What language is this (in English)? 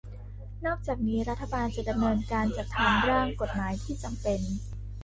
Thai